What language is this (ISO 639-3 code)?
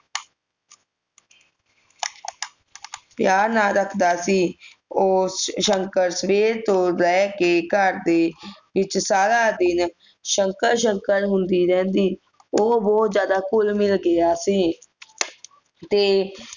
pan